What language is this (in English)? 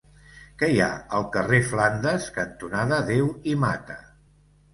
Catalan